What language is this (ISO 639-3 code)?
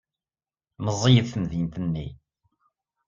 kab